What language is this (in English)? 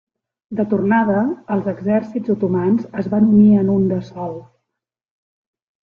Catalan